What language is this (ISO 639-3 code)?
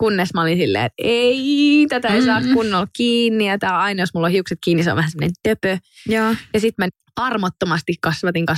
fin